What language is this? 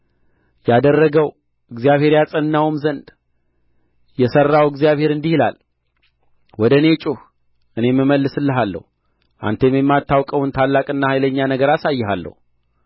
Amharic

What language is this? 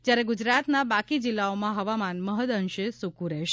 Gujarati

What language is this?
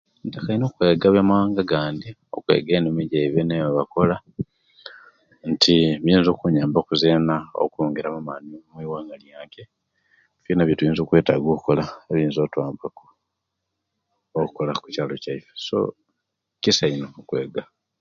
Kenyi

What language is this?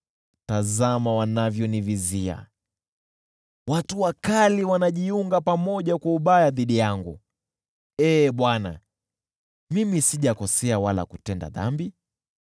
Swahili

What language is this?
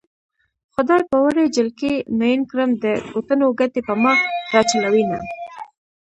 Pashto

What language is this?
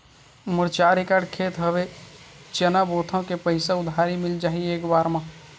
Chhattisgarhi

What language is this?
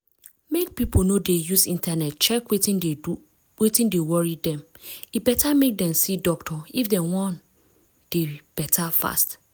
Nigerian Pidgin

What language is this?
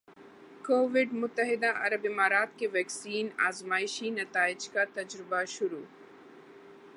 Urdu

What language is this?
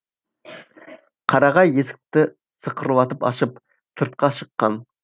Kazakh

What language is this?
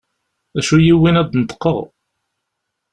Kabyle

